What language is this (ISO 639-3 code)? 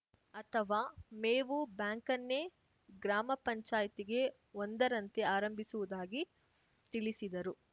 kan